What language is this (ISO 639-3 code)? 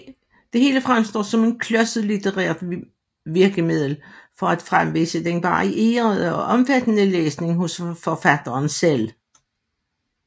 dan